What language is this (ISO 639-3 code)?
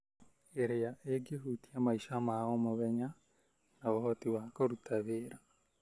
kik